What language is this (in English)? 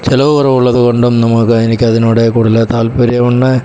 Malayalam